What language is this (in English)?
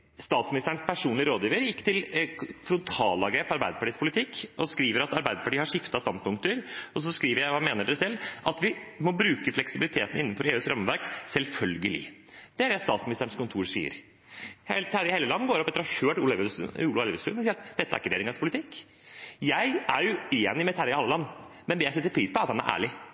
Norwegian Bokmål